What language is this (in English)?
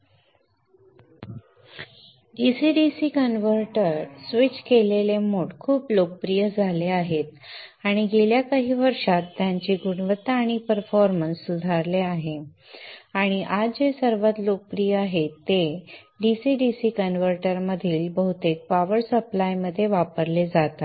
Marathi